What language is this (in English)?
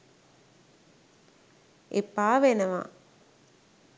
Sinhala